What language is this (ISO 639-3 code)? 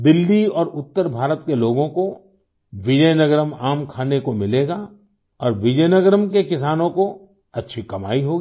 hin